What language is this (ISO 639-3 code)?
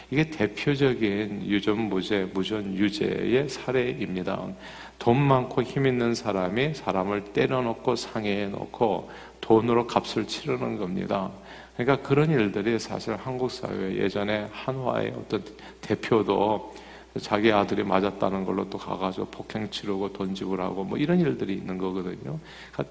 kor